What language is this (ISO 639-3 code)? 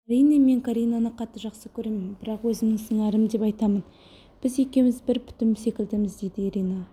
kaz